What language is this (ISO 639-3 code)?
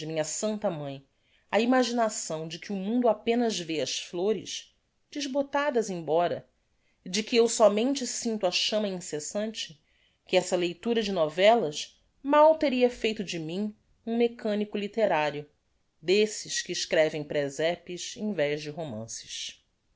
por